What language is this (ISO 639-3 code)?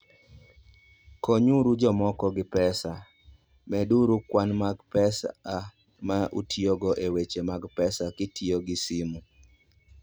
luo